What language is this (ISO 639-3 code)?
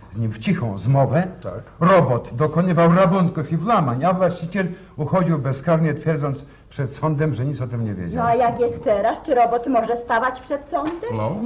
pol